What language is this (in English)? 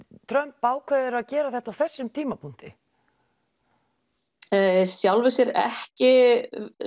Icelandic